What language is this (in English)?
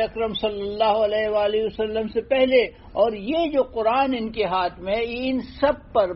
Urdu